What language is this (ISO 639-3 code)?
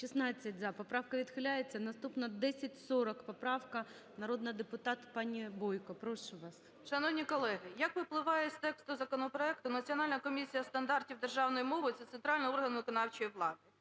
ukr